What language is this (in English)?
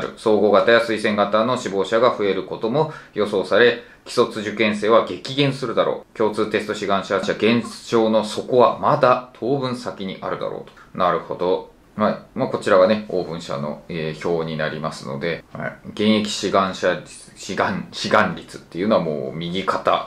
Japanese